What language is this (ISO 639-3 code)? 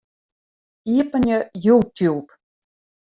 fry